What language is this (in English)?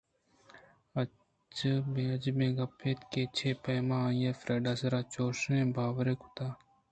Eastern Balochi